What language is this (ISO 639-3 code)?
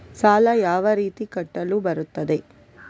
kan